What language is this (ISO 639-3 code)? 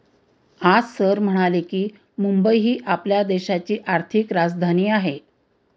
mar